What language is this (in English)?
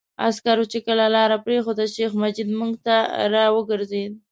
Pashto